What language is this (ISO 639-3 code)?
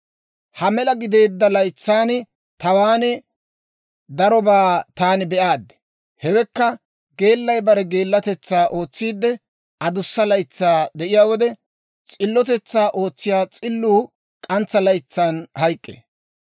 dwr